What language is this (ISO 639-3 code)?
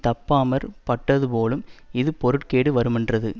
tam